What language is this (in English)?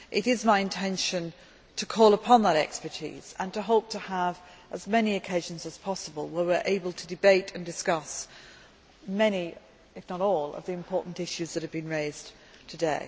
English